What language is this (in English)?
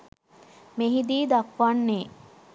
Sinhala